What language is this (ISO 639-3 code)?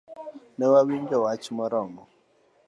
luo